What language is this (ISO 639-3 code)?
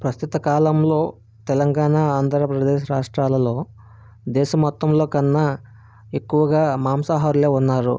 tel